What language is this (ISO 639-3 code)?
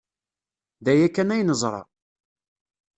kab